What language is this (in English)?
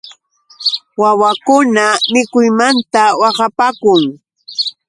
Yauyos Quechua